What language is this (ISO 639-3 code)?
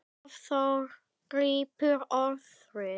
isl